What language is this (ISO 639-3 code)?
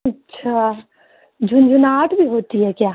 urd